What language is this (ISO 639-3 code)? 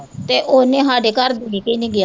pan